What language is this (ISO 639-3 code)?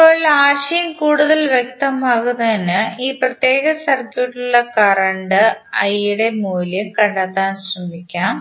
mal